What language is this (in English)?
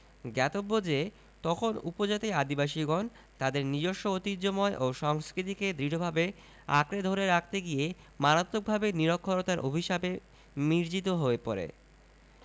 Bangla